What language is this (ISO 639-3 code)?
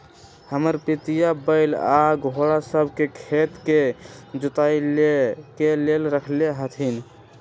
mag